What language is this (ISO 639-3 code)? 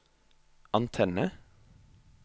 nor